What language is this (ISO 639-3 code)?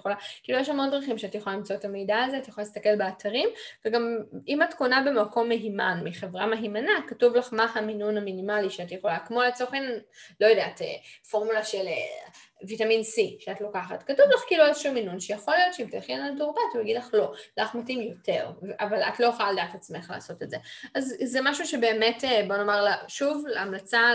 heb